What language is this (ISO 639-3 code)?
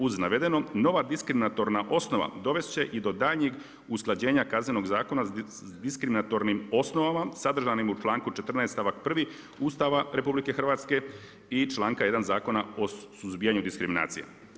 hrv